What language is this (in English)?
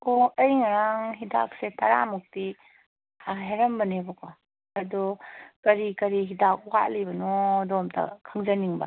Manipuri